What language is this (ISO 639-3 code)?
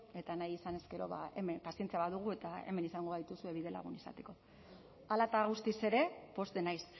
eus